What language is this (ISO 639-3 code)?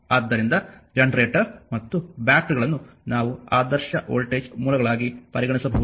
kan